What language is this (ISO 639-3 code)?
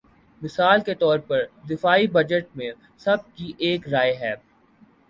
urd